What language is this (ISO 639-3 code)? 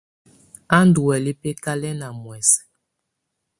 tvu